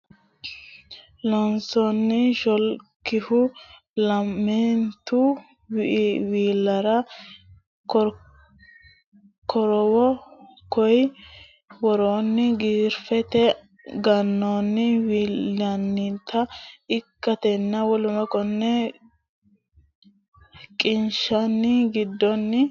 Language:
Sidamo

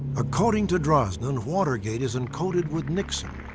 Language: English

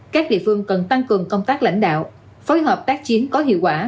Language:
Vietnamese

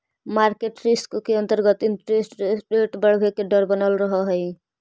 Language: Magahi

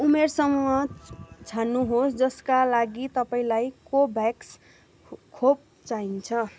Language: Nepali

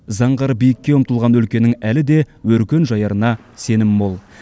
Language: Kazakh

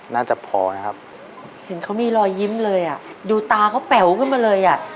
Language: Thai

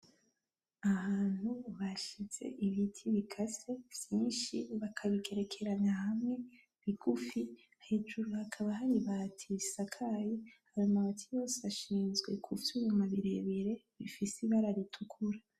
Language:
Rundi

